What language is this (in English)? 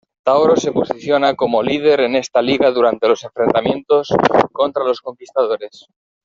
Spanish